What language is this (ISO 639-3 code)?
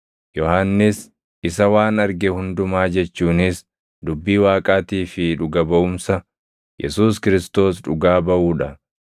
orm